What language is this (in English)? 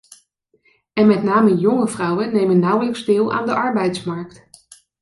Dutch